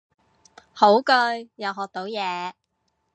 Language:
Cantonese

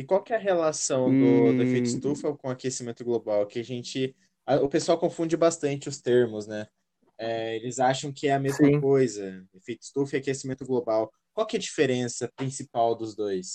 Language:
Portuguese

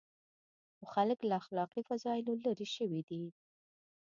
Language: Pashto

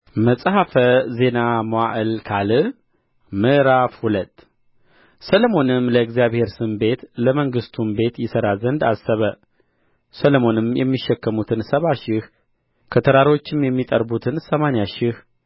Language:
Amharic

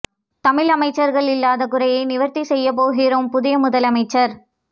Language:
Tamil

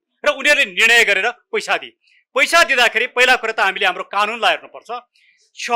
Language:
Romanian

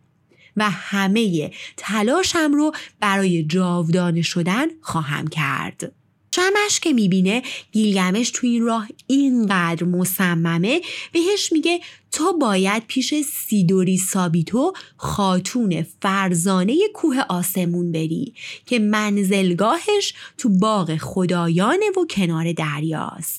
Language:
Persian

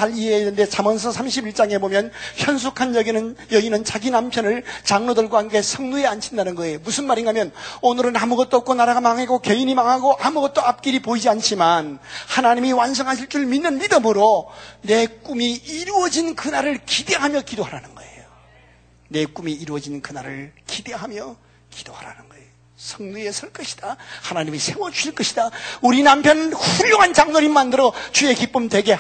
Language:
Korean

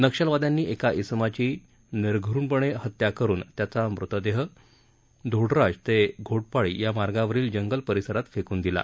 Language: Marathi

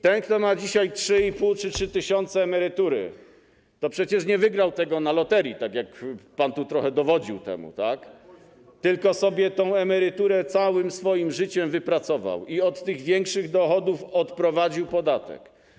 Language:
Polish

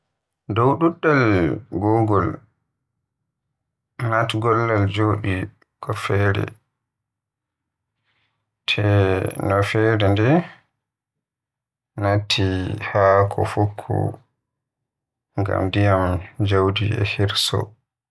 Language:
Western Niger Fulfulde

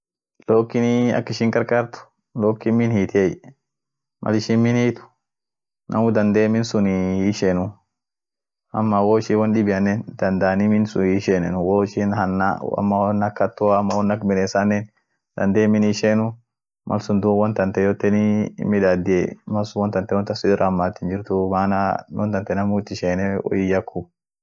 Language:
Orma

